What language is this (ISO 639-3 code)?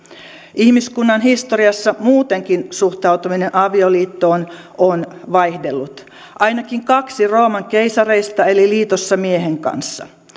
fin